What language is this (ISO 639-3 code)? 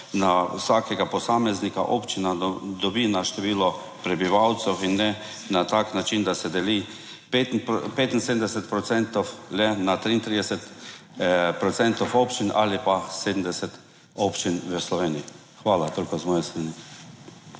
slv